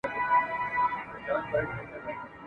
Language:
Pashto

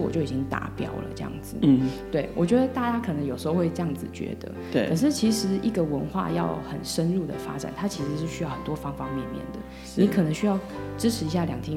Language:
Chinese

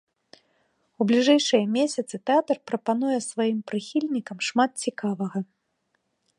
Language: Belarusian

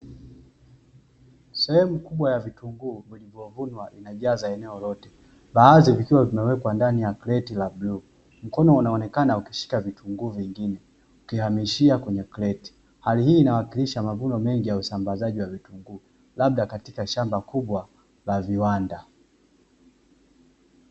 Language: Swahili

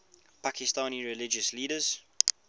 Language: English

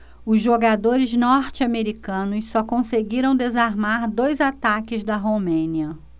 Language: Portuguese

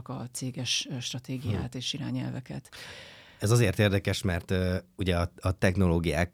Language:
Hungarian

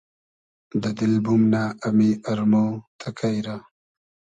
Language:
Hazaragi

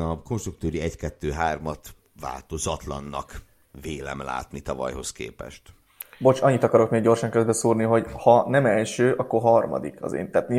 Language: Hungarian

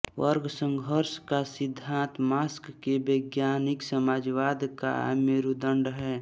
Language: Hindi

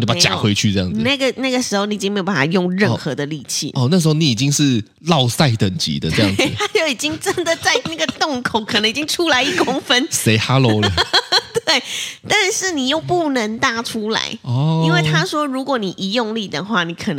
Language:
Chinese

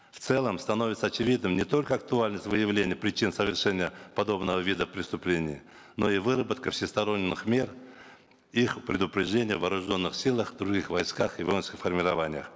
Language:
Kazakh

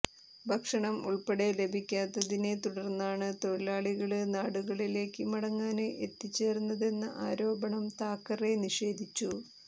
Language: Malayalam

